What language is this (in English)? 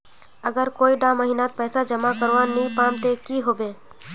Magahi